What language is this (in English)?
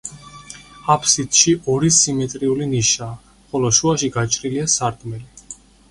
Georgian